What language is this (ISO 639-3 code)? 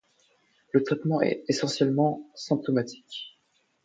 fra